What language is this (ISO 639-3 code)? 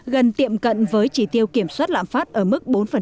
vie